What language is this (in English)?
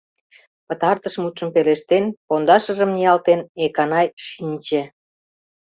Mari